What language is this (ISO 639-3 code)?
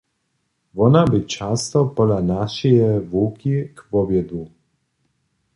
hsb